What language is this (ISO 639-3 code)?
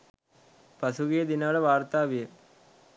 sin